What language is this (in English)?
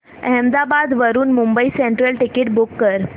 Marathi